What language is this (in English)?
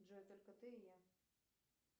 Russian